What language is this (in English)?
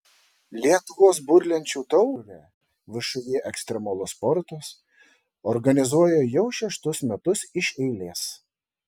Lithuanian